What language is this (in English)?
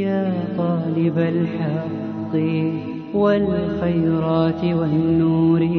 Arabic